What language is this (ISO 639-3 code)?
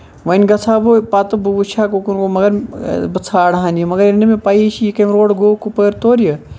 kas